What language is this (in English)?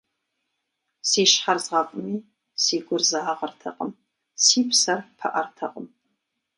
Kabardian